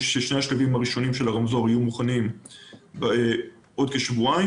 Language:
Hebrew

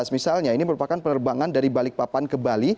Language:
Indonesian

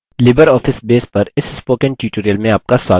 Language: Hindi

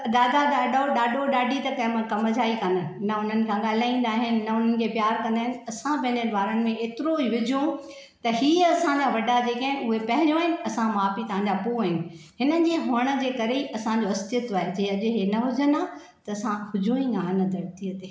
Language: Sindhi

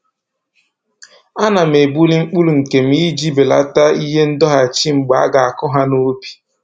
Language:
Igbo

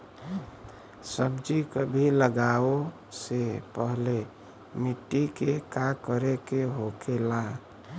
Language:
Bhojpuri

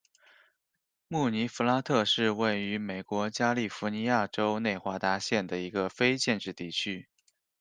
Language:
Chinese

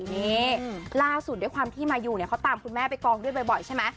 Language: Thai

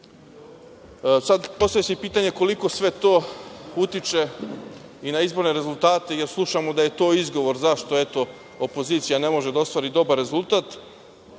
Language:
Serbian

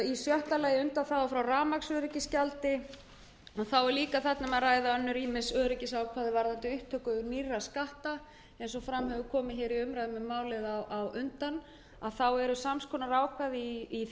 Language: Icelandic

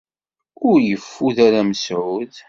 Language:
Kabyle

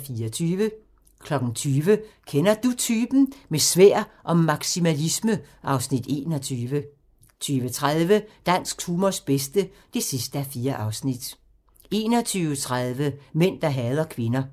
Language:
Danish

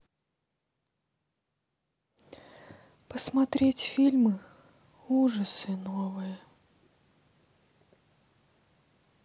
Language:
Russian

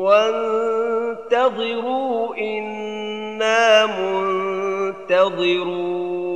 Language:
Arabic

